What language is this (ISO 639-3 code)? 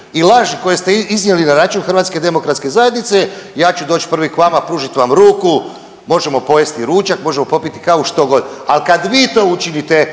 hrv